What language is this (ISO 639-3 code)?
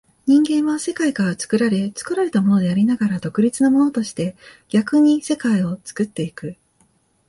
jpn